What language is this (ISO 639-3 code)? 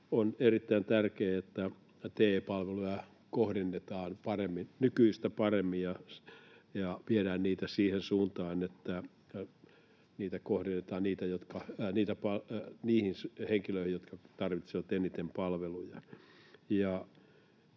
fin